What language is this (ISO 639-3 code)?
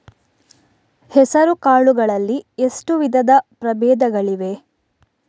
kan